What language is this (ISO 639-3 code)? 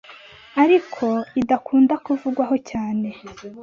kin